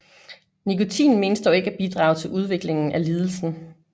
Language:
Danish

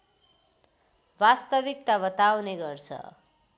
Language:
Nepali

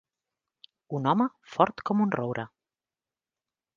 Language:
Catalan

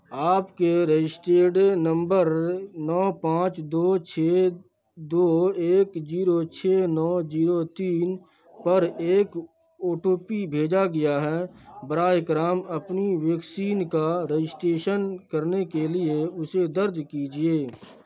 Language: Urdu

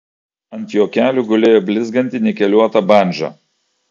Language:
Lithuanian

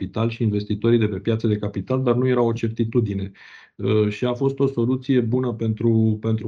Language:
Romanian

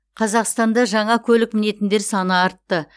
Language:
Kazakh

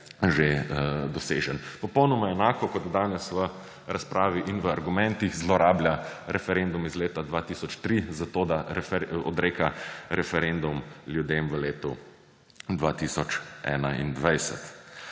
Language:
Slovenian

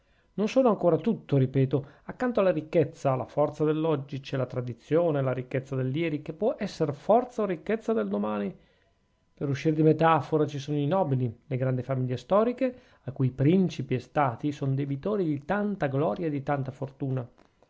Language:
Italian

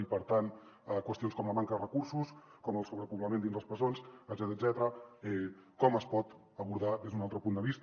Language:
Catalan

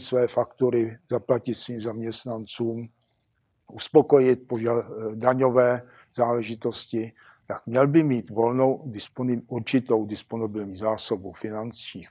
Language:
Czech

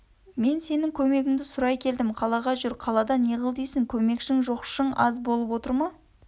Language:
Kazakh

